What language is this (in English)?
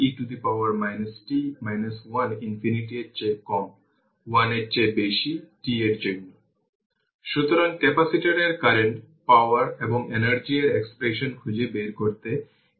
Bangla